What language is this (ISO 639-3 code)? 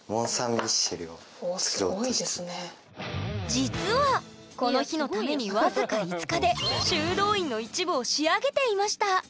jpn